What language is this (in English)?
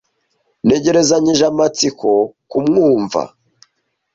Kinyarwanda